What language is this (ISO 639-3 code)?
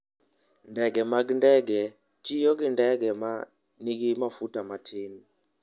luo